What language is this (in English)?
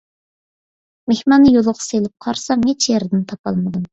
Uyghur